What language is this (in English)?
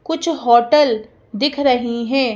Hindi